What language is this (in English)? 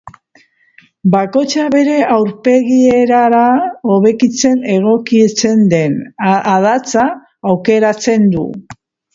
Basque